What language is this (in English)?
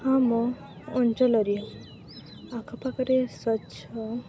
Odia